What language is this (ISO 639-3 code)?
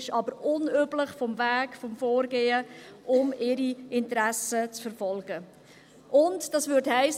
gsw